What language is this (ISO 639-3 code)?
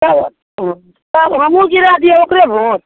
mai